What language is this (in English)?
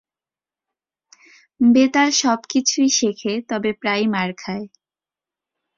Bangla